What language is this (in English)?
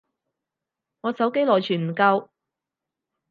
Cantonese